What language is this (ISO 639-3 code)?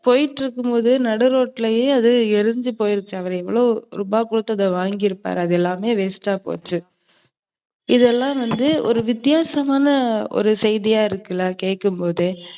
tam